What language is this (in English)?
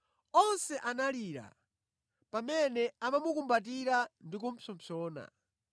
Nyanja